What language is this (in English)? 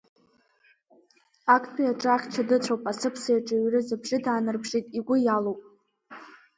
Abkhazian